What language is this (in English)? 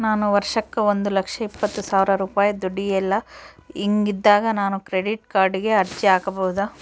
Kannada